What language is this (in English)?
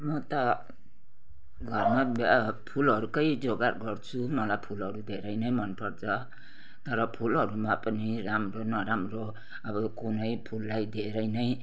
Nepali